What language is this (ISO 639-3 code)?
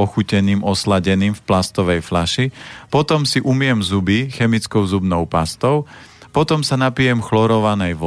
slk